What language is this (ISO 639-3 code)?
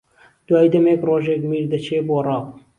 ckb